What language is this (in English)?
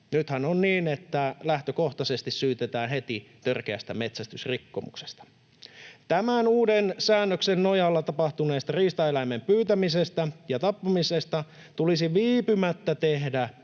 Finnish